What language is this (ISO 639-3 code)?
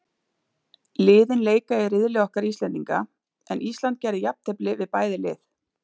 isl